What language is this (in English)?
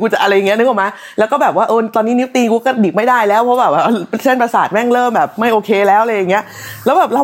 Thai